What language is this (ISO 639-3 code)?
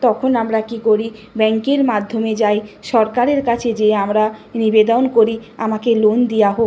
ben